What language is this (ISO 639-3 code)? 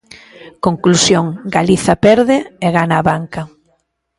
glg